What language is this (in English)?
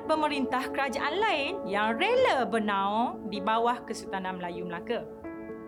Malay